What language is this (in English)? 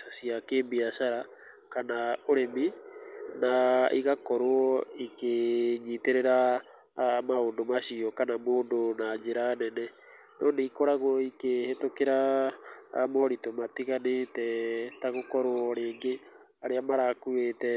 Kikuyu